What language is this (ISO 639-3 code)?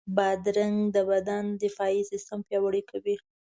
pus